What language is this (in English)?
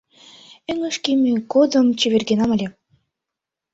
Mari